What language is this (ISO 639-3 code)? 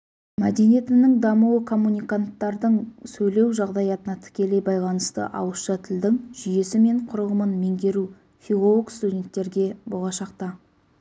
kaz